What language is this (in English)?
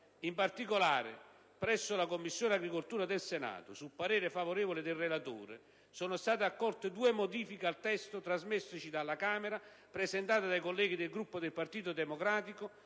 Italian